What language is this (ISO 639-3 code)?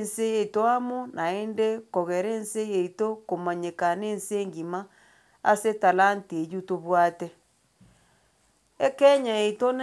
guz